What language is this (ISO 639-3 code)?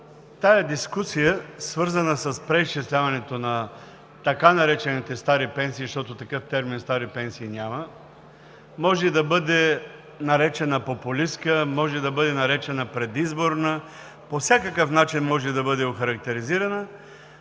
bul